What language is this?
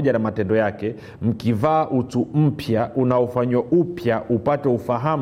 Swahili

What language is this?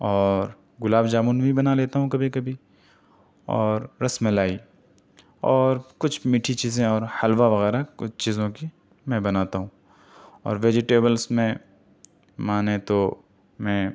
Urdu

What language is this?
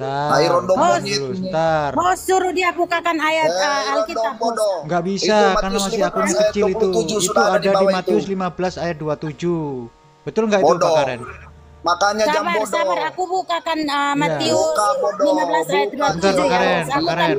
Indonesian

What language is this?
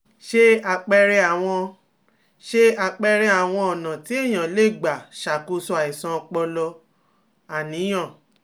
Yoruba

